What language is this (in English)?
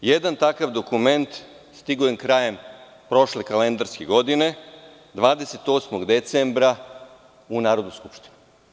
Serbian